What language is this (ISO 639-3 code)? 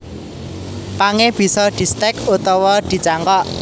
jav